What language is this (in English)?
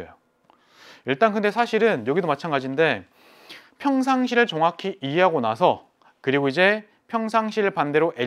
Korean